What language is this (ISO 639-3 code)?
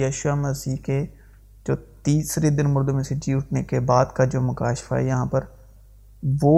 urd